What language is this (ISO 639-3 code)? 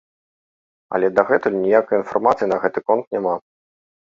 bel